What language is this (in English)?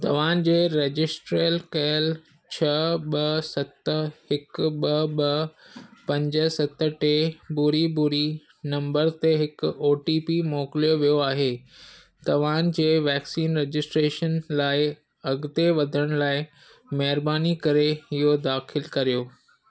Sindhi